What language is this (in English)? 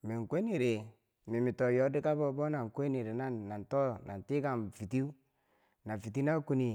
Bangwinji